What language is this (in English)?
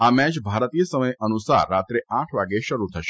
Gujarati